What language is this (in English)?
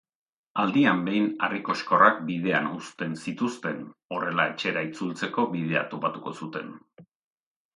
Basque